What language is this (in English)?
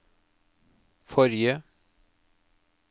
Norwegian